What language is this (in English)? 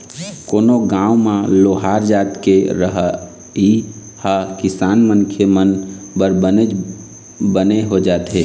Chhattisgarhi